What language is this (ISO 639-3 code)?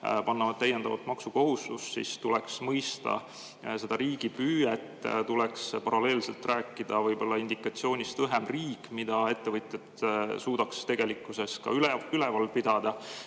est